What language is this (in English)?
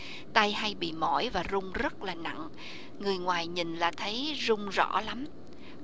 Vietnamese